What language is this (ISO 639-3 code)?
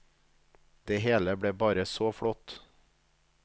nor